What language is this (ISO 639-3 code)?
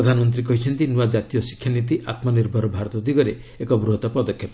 ori